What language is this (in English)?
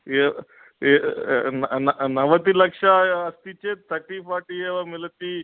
Sanskrit